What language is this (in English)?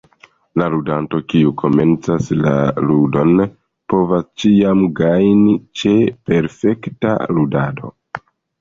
Esperanto